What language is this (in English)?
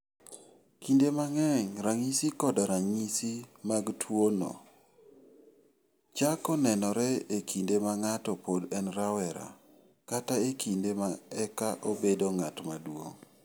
Luo (Kenya and Tanzania)